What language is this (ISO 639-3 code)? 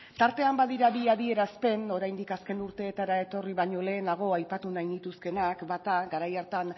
eus